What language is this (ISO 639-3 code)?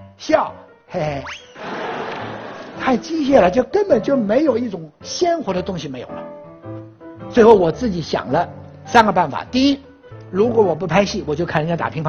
zho